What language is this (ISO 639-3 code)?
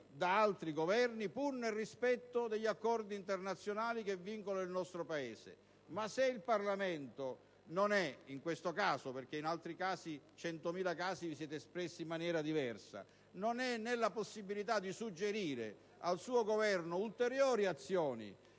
ita